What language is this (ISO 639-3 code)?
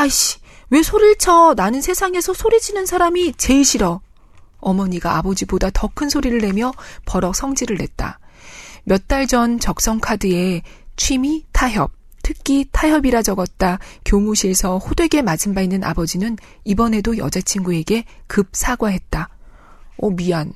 kor